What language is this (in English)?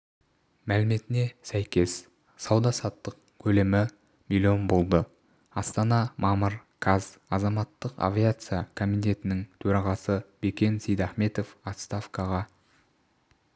Kazakh